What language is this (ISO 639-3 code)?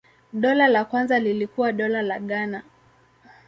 swa